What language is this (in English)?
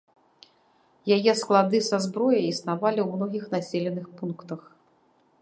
Belarusian